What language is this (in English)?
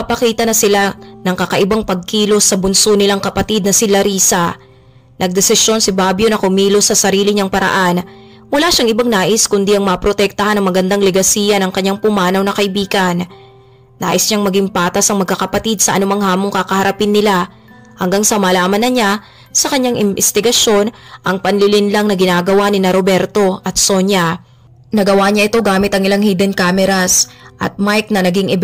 Filipino